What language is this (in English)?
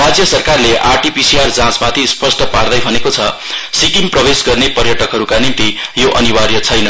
Nepali